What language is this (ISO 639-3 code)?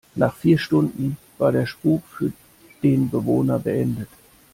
deu